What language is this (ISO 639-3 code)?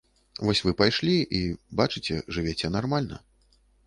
bel